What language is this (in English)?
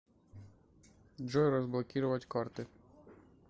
Russian